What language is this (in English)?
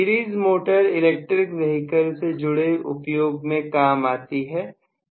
Hindi